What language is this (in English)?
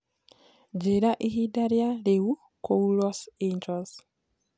Kikuyu